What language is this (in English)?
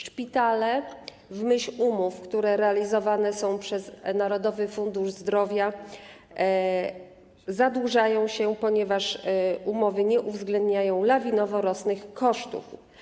Polish